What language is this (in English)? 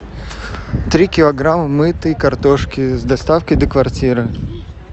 Russian